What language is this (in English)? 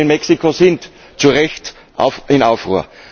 German